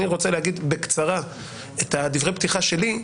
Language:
Hebrew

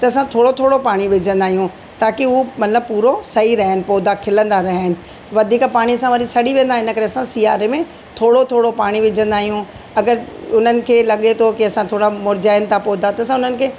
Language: Sindhi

